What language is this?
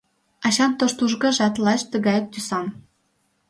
Mari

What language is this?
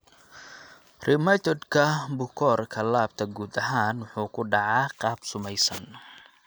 Somali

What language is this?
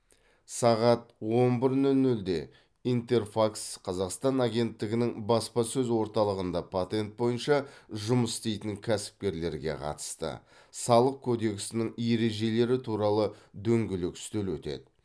Kazakh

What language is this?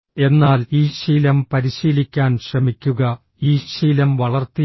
Malayalam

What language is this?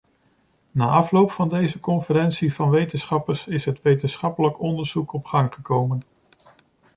Dutch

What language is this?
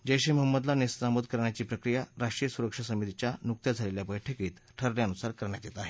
Marathi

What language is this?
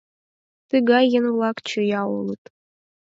Mari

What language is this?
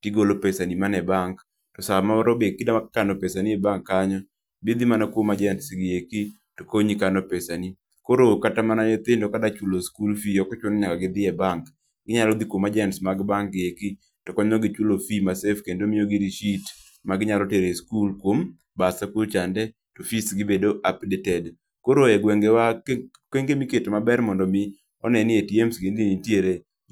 Luo (Kenya and Tanzania)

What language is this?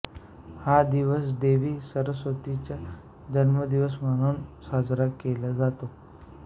Marathi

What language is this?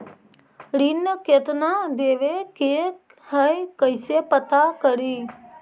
Magahi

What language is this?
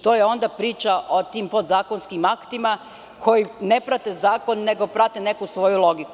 Serbian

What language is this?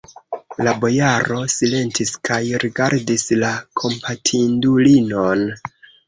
Esperanto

